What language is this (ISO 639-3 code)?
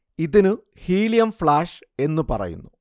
mal